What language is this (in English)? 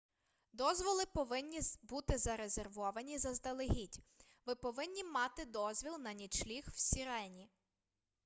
Ukrainian